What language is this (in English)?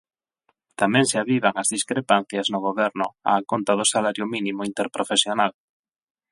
Galician